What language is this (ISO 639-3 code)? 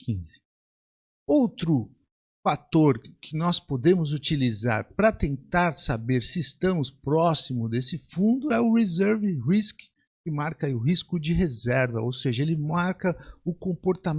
por